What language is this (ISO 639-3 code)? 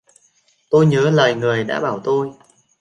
vie